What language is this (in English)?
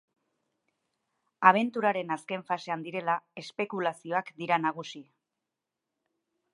Basque